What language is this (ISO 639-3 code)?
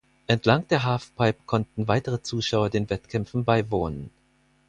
deu